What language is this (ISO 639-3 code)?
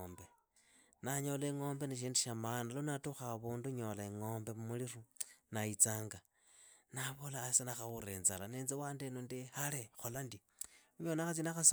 ida